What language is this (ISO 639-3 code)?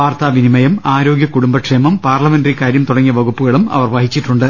mal